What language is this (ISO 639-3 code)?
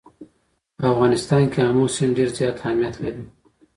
pus